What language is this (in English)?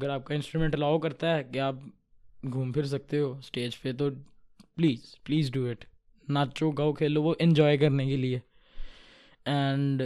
Urdu